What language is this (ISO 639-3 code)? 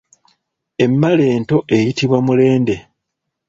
lug